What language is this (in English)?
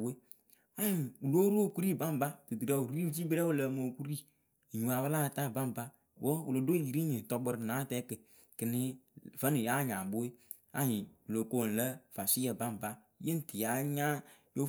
Akebu